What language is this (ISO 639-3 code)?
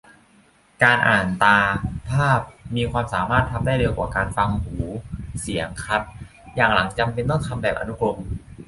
tha